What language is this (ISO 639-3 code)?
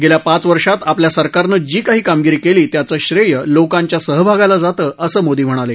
mar